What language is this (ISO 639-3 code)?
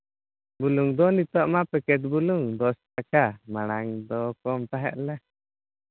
sat